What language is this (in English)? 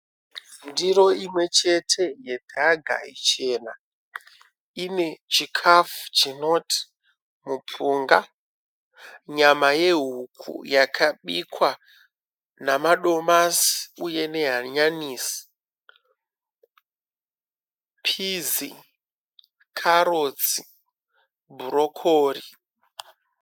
Shona